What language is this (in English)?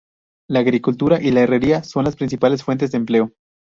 Spanish